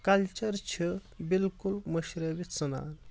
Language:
Kashmiri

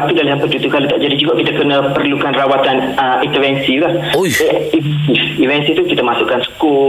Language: Malay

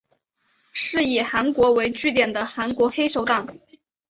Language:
Chinese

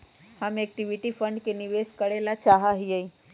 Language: Magahi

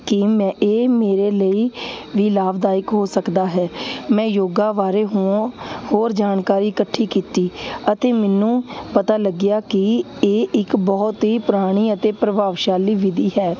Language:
Punjabi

